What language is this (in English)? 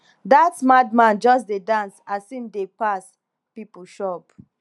Nigerian Pidgin